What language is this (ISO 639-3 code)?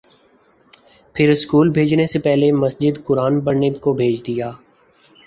urd